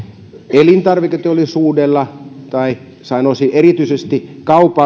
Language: Finnish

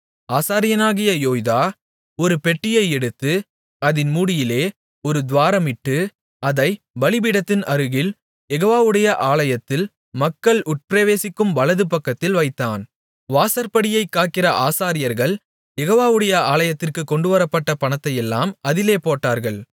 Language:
Tamil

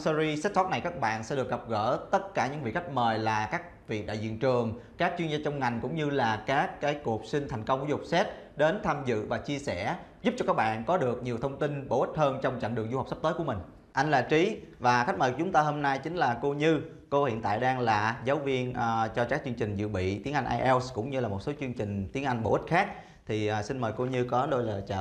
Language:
Vietnamese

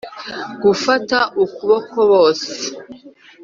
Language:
Kinyarwanda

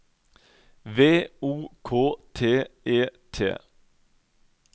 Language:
Norwegian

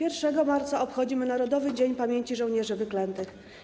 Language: Polish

